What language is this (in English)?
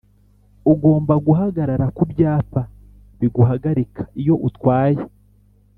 Kinyarwanda